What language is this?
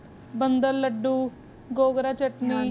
Punjabi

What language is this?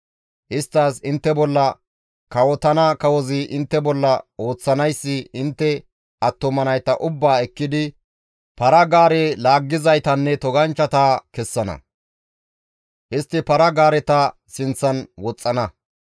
Gamo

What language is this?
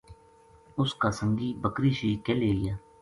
Gujari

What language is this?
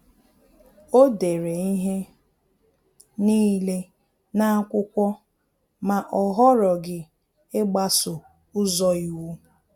Igbo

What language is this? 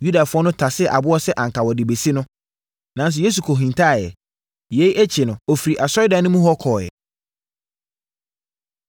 Akan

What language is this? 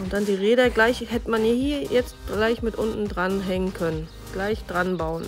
German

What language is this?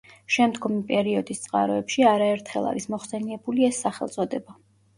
Georgian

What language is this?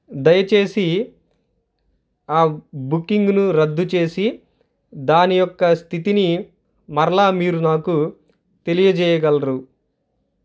Telugu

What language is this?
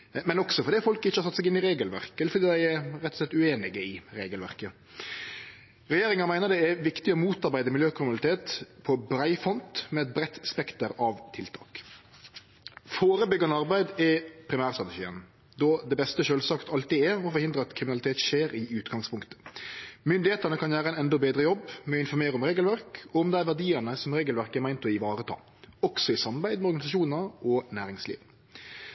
Norwegian Nynorsk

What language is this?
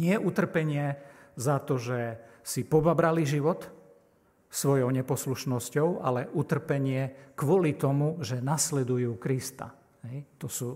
Slovak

